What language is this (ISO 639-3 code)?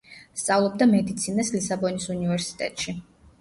kat